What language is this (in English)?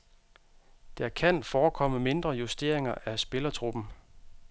Danish